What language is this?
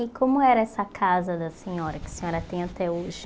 Portuguese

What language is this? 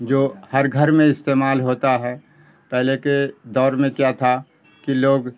Urdu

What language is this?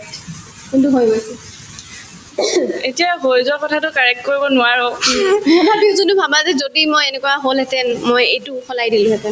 Assamese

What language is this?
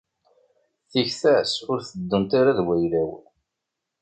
Kabyle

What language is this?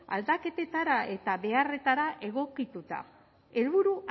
Basque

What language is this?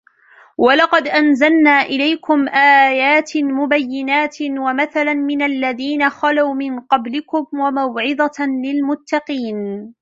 Arabic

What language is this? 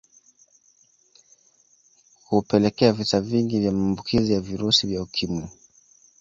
Swahili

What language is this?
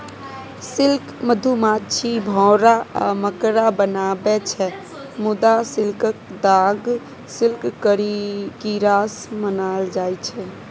Maithili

